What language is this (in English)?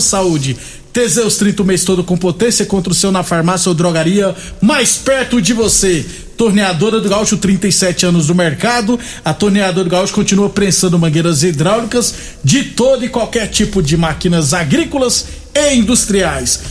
Portuguese